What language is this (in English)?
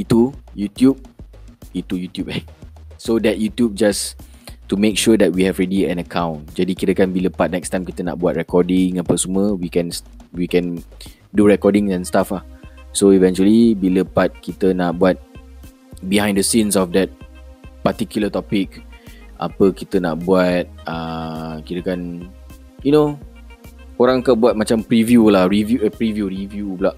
Malay